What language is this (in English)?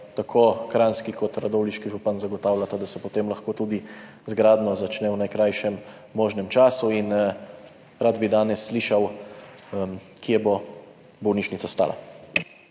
Slovenian